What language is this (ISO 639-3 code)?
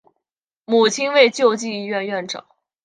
zho